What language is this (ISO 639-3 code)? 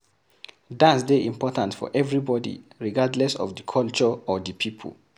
pcm